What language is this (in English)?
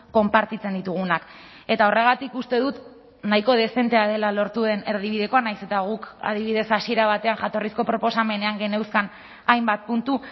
Basque